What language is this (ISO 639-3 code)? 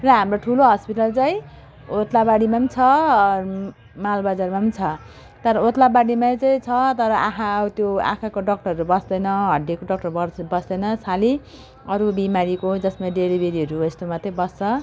nep